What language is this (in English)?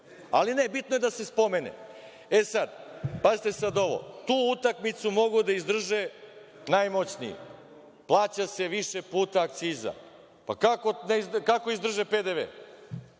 Serbian